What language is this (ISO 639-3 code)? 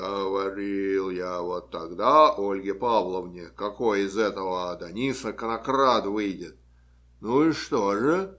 rus